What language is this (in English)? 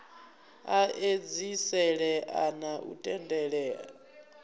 Venda